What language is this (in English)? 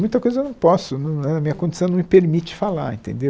Portuguese